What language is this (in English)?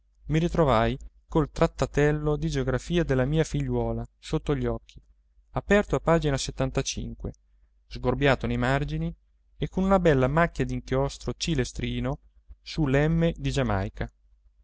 Italian